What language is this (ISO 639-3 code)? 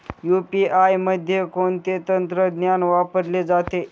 mar